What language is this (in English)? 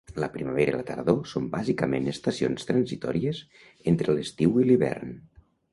Catalan